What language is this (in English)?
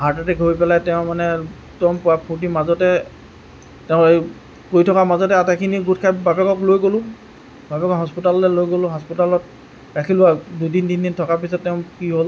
Assamese